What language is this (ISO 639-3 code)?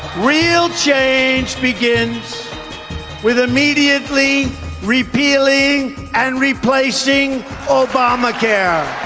eng